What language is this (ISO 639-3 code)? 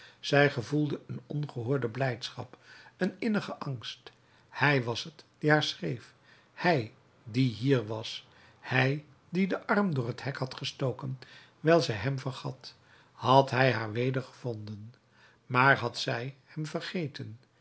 nld